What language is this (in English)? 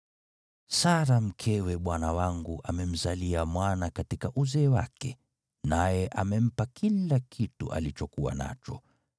Swahili